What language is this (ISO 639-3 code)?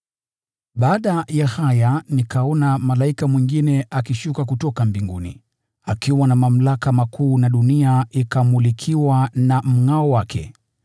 swa